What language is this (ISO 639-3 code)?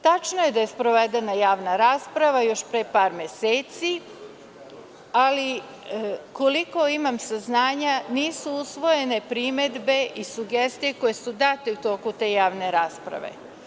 srp